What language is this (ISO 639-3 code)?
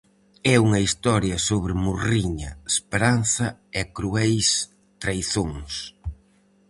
glg